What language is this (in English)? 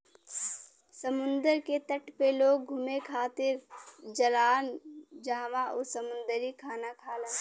Bhojpuri